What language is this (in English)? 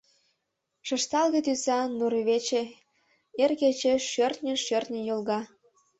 Mari